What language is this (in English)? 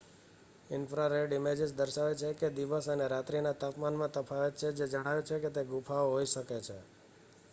Gujarati